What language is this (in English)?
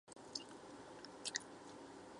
Chinese